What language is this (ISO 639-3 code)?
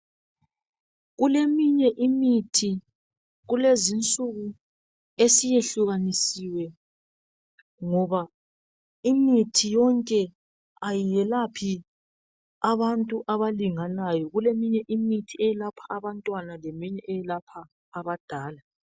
nde